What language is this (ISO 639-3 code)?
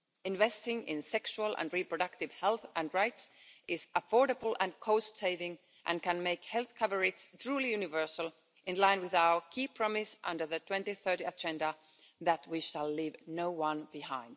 eng